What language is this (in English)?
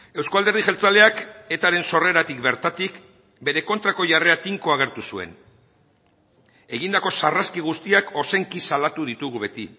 Basque